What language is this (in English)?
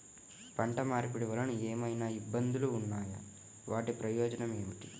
Telugu